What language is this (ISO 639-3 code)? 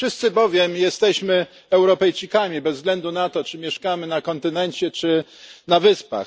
pol